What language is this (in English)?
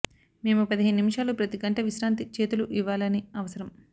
Telugu